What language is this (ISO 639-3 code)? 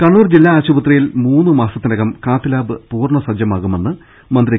mal